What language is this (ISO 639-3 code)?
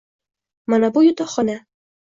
uzb